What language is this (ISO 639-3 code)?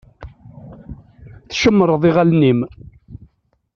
kab